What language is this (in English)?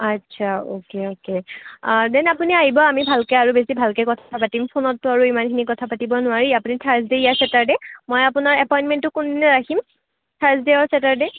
Assamese